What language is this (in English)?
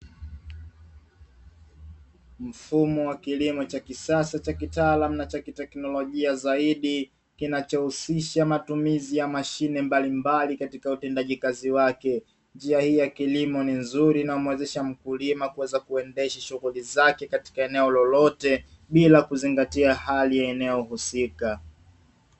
Swahili